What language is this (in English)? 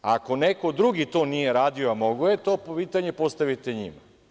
Serbian